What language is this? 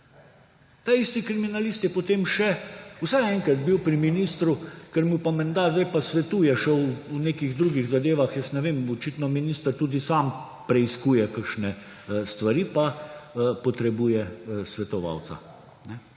Slovenian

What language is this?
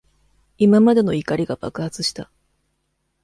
Japanese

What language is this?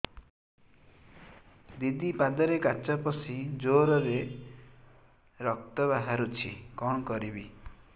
Odia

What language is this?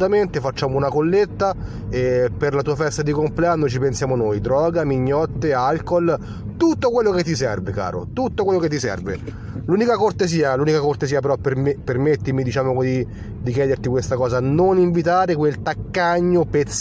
Italian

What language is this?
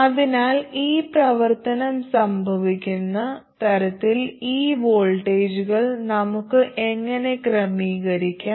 Malayalam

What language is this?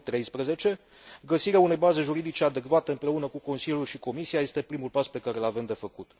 Romanian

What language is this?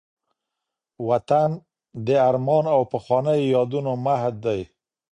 Pashto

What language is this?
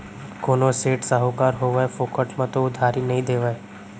Chhattisgarhi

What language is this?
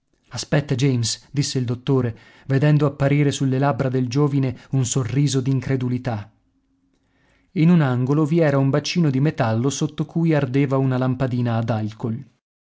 Italian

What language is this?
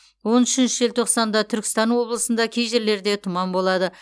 Kazakh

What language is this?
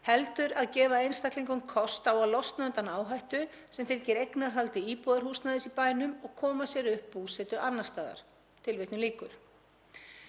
Icelandic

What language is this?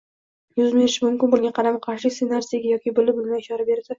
Uzbek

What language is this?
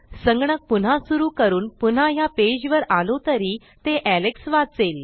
Marathi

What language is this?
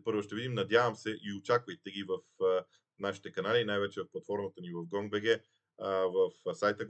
Bulgarian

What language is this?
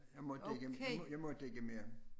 Danish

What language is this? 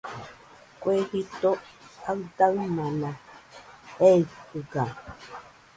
Nüpode Huitoto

